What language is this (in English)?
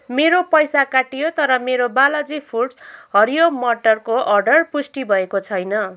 Nepali